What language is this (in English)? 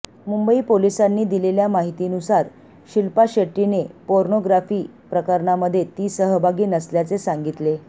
Marathi